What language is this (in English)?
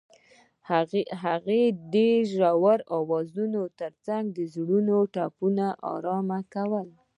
Pashto